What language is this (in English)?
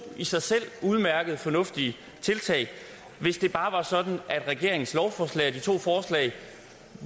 Danish